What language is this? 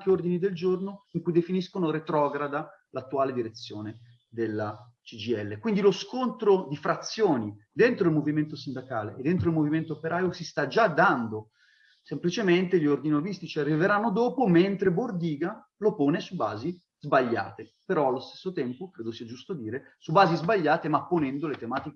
Italian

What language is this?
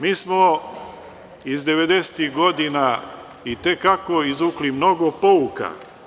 Serbian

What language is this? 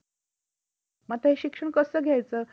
Marathi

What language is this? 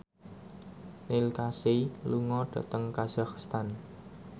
Javanese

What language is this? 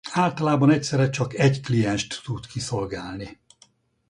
Hungarian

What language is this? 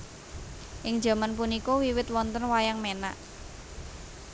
Javanese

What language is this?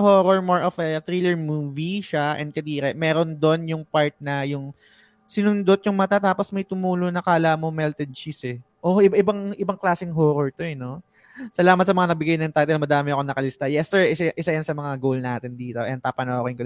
Filipino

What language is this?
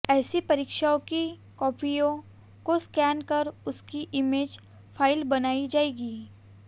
Hindi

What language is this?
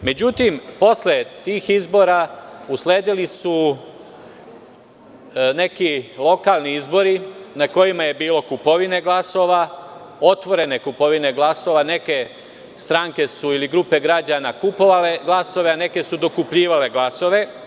Serbian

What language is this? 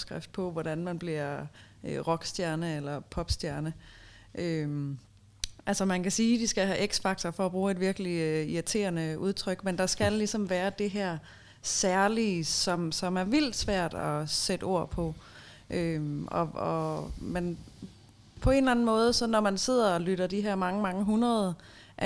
Danish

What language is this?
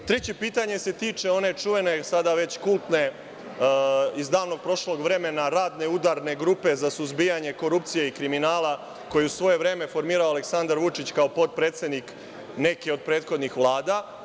Serbian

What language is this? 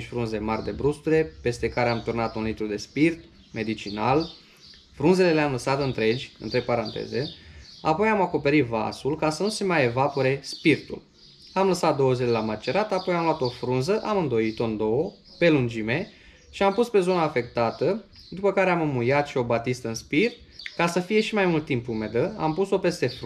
Romanian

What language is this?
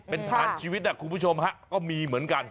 Thai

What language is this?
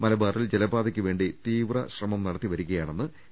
Malayalam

